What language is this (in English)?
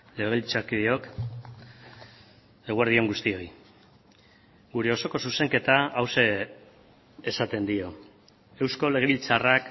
Basque